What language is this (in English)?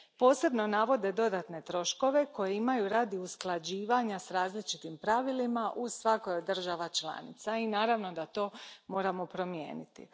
Croatian